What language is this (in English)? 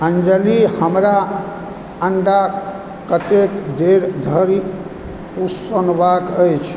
Maithili